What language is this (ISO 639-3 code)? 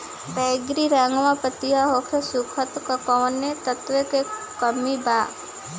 bho